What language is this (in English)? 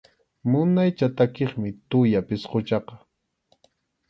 Arequipa-La Unión Quechua